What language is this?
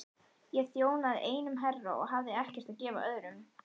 Icelandic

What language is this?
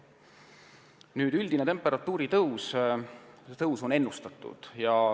Estonian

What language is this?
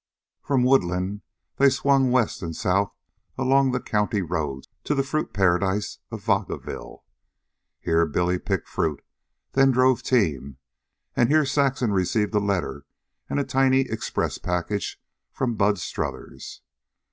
English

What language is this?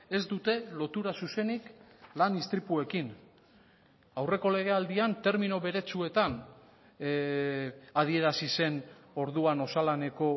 Basque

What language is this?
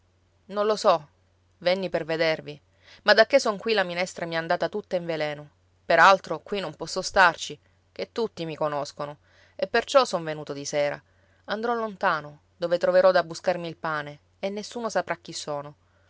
Italian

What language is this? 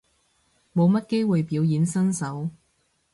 Cantonese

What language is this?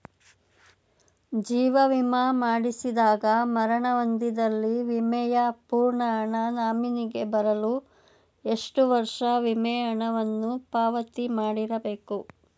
Kannada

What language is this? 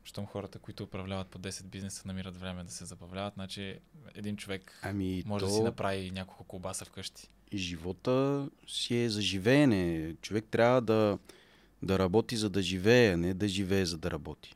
Bulgarian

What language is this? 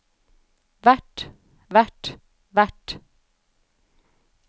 Norwegian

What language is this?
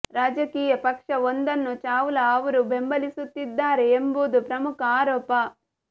Kannada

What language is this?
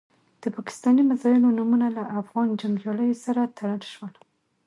Pashto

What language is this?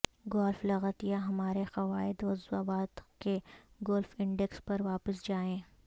Urdu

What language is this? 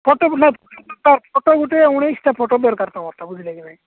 Odia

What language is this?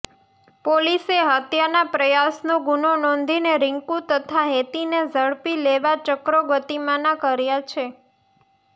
Gujarati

